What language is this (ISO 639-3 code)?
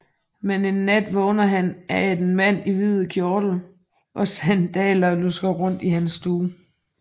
dan